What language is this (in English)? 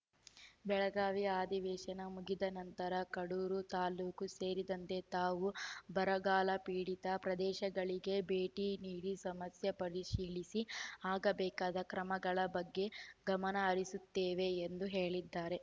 Kannada